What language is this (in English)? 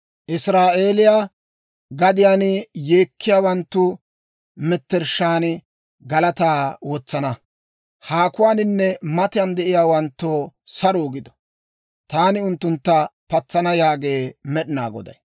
Dawro